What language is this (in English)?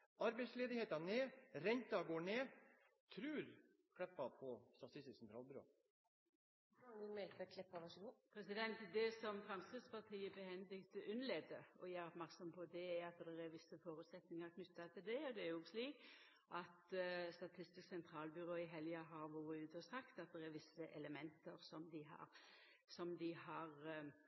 Norwegian